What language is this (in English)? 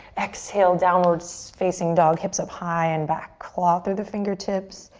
English